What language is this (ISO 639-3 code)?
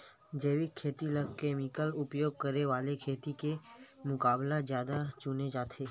hne